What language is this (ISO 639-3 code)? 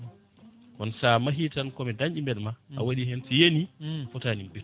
ful